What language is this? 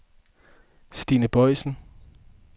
Danish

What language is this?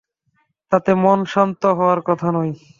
Bangla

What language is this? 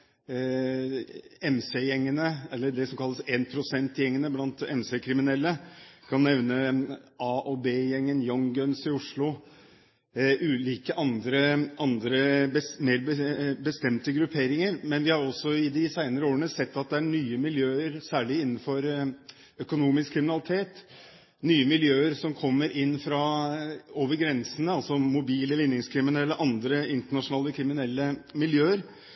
Norwegian Bokmål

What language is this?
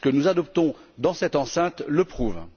French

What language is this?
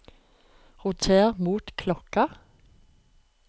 Norwegian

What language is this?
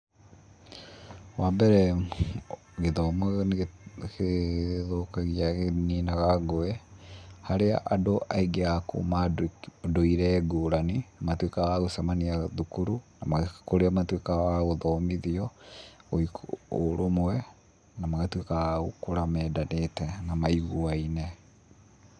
Kikuyu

